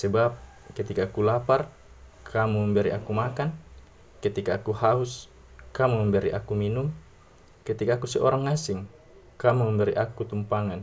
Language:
Indonesian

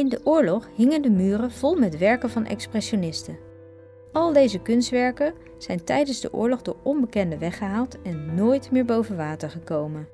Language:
Dutch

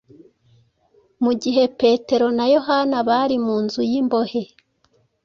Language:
Kinyarwanda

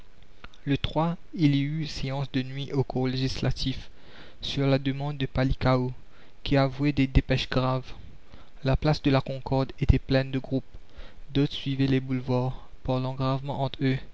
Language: French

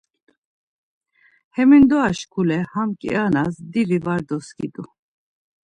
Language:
Laz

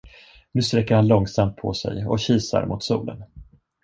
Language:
Swedish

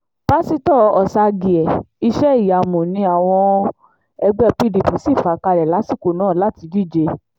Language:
Yoruba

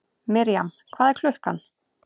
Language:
Icelandic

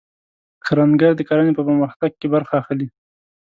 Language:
Pashto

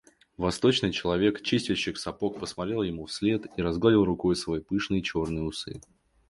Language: Russian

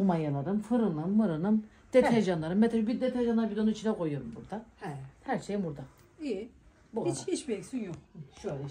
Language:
Turkish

